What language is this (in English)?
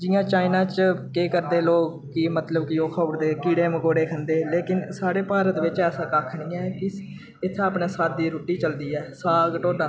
Dogri